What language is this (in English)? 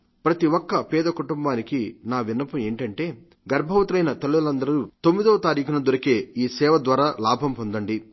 Telugu